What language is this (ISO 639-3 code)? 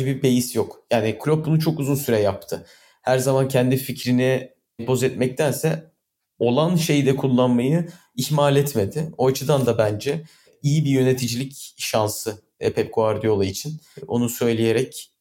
tur